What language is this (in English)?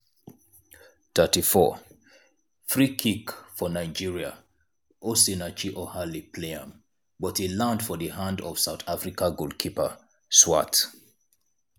Nigerian Pidgin